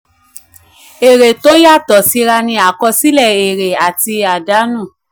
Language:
Yoruba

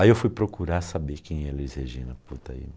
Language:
Portuguese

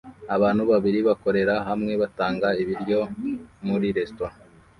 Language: Kinyarwanda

